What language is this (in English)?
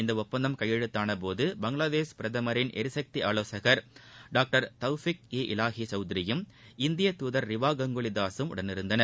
Tamil